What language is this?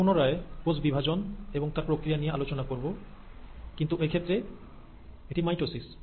Bangla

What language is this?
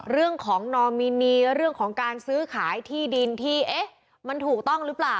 Thai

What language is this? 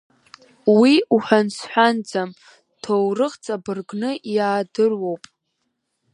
Abkhazian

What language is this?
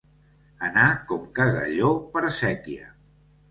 Catalan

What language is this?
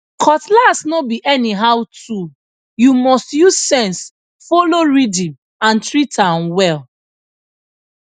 Nigerian Pidgin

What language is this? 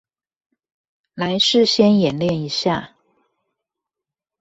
Chinese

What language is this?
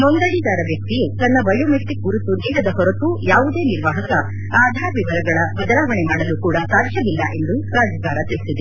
Kannada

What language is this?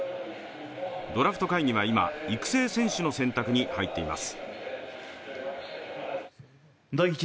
Japanese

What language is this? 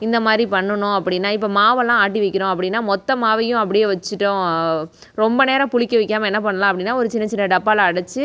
Tamil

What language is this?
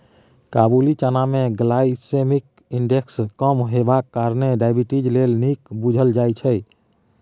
Maithili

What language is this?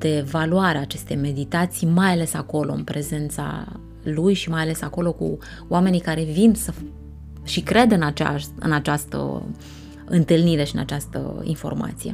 Romanian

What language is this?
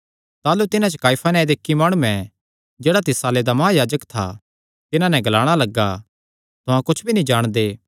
Kangri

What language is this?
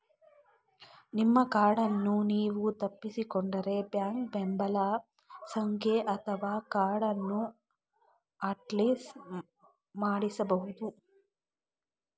Kannada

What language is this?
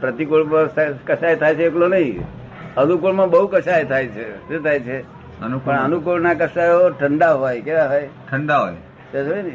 Gujarati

